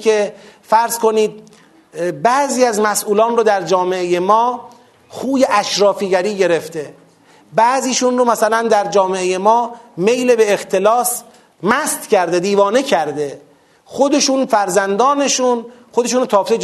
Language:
Persian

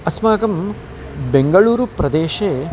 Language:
Sanskrit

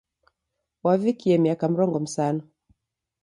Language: Taita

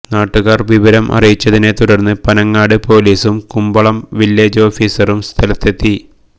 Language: Malayalam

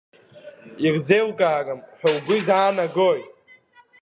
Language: Abkhazian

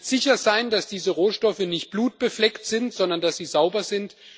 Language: German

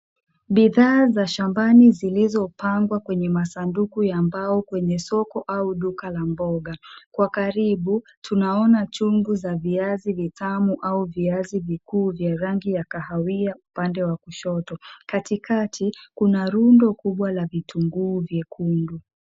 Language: Swahili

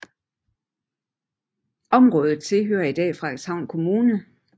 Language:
Danish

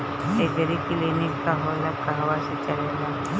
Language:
Bhojpuri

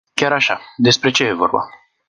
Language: Romanian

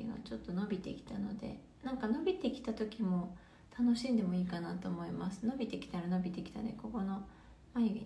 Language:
Japanese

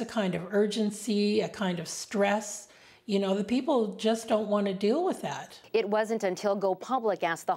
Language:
English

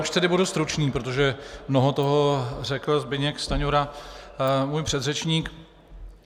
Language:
Czech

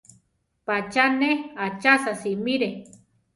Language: Central Tarahumara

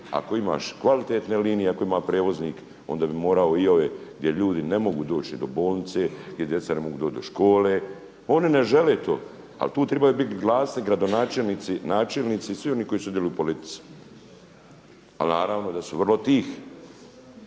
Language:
Croatian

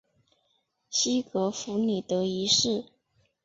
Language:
Chinese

